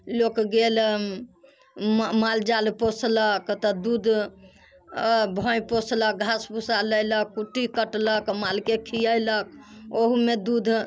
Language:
Maithili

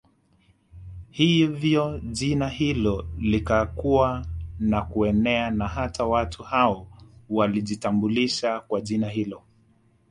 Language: Swahili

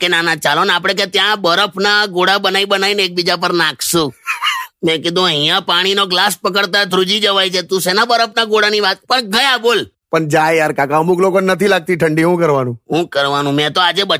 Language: Hindi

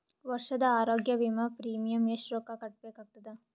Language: Kannada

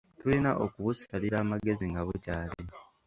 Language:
Ganda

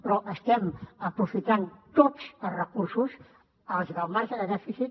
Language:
Catalan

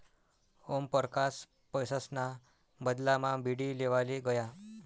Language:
Marathi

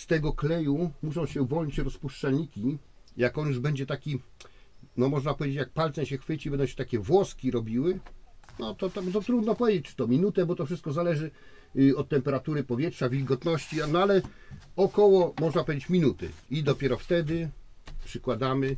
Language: Polish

